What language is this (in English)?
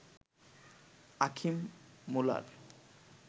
Bangla